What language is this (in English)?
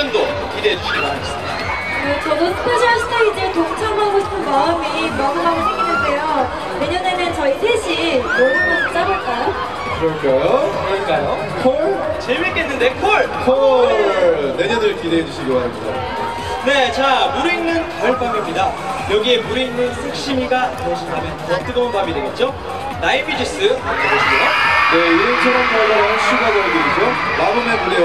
Korean